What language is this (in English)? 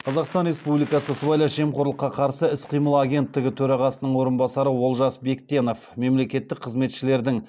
Kazakh